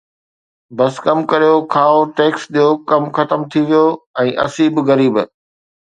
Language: Sindhi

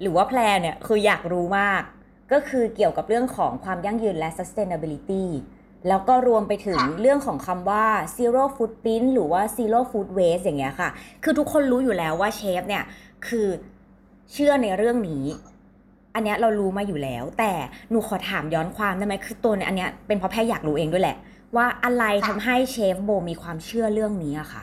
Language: Thai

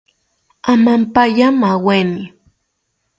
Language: South Ucayali Ashéninka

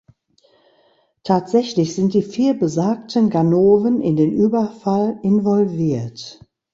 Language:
German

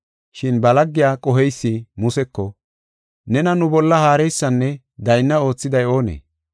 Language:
Gofa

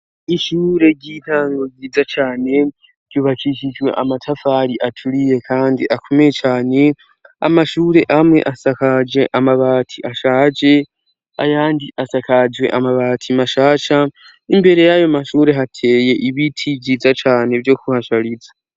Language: Rundi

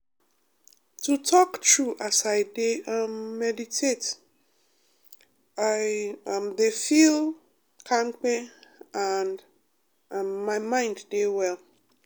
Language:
Nigerian Pidgin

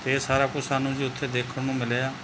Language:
Punjabi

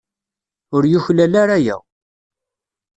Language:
Kabyle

